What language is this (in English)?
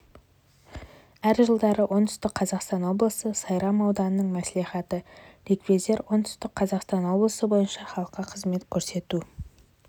Kazakh